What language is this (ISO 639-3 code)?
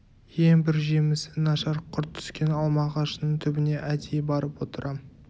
kaz